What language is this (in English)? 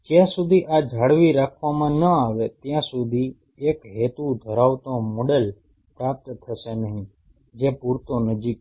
Gujarati